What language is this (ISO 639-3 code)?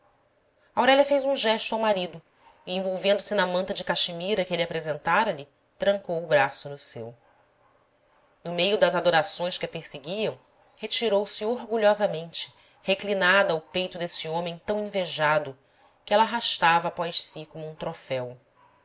por